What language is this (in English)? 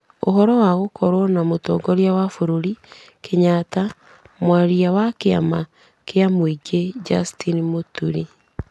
Kikuyu